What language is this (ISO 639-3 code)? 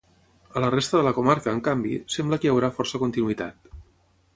cat